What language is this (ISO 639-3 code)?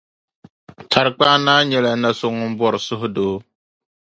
dag